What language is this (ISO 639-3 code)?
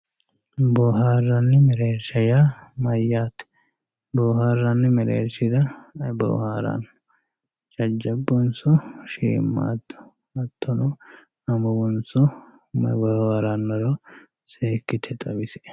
sid